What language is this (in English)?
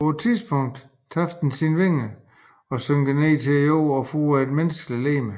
Danish